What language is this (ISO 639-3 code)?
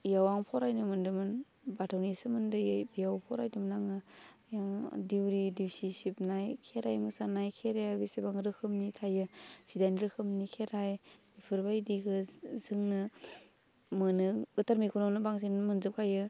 brx